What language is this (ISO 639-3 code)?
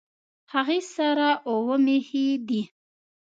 pus